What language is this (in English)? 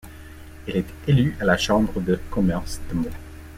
French